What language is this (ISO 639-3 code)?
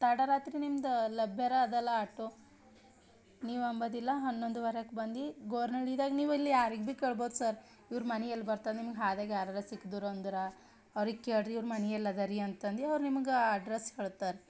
kan